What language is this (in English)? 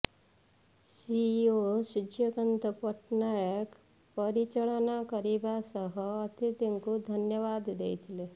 Odia